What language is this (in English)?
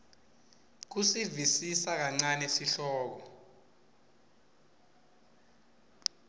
Swati